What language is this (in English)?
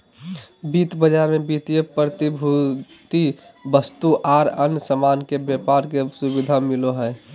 Magahi